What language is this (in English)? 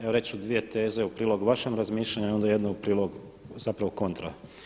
Croatian